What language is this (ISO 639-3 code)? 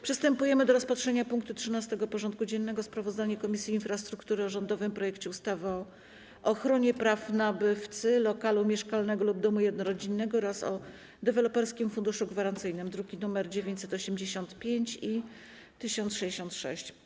pol